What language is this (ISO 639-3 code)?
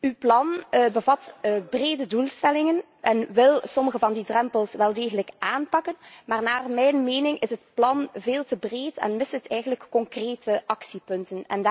nld